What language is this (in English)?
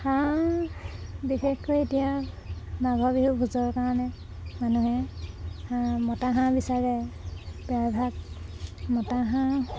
Assamese